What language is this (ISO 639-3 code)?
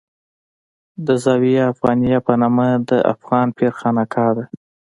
pus